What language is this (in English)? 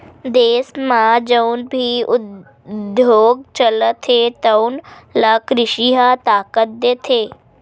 Chhattisgarhi